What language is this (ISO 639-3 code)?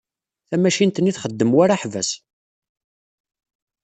kab